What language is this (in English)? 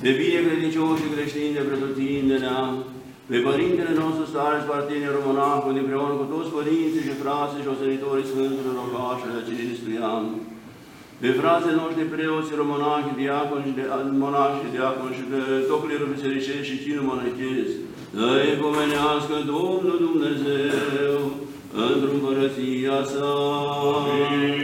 Romanian